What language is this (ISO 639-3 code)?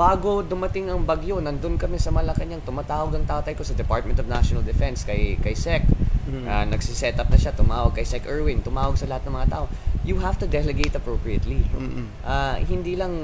fil